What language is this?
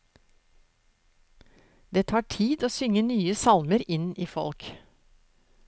Norwegian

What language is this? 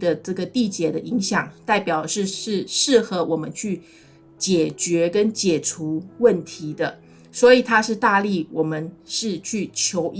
Chinese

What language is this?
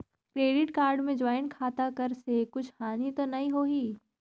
Chhattisgarhi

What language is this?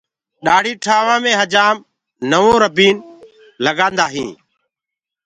Gurgula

